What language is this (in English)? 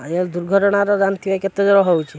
Odia